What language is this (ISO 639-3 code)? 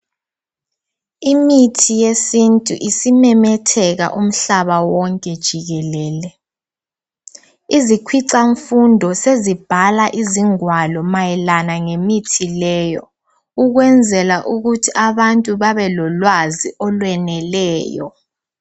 nde